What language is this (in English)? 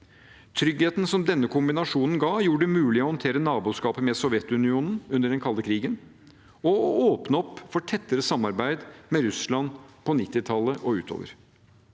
Norwegian